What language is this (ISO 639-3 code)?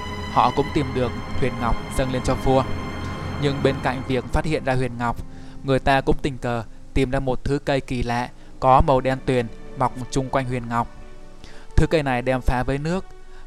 vie